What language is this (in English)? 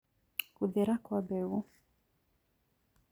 Kikuyu